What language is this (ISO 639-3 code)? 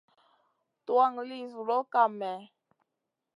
mcn